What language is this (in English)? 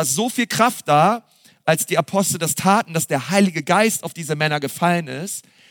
German